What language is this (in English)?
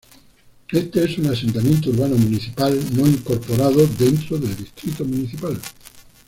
Spanish